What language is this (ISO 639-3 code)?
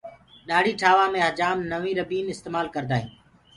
ggg